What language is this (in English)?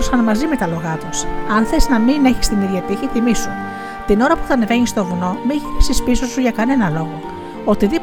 Greek